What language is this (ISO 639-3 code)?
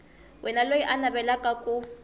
tso